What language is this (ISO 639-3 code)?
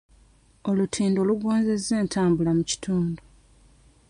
lug